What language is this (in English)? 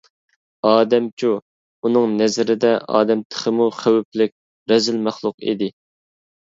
Uyghur